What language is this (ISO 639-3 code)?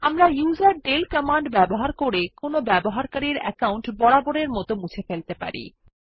ben